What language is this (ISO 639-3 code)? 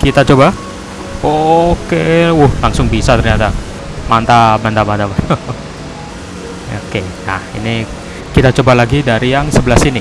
ind